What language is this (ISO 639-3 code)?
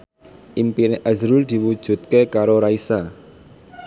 jav